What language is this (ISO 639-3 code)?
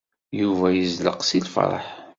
kab